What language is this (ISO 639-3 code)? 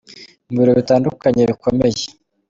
kin